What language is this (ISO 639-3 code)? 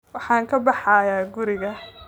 som